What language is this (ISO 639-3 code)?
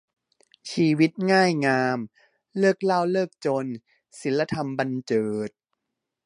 tha